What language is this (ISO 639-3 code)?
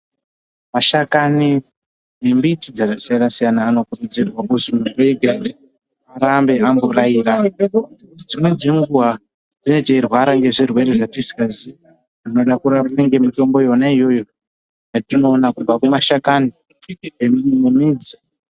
ndc